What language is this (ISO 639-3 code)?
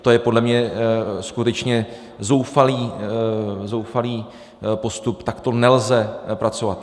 ces